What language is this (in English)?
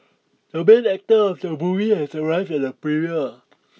English